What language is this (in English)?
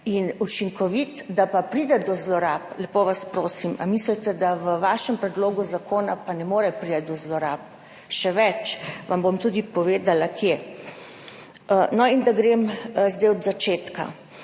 Slovenian